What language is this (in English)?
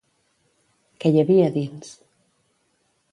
Catalan